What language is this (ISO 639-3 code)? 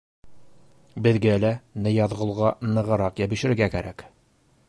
bak